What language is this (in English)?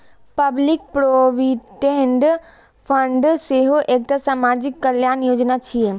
Maithili